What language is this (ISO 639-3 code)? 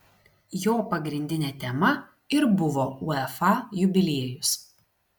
lit